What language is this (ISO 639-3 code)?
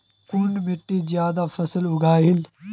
mag